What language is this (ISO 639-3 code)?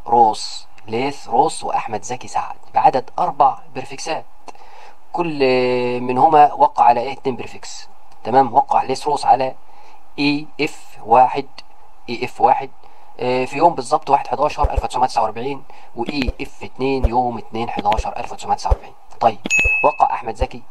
ara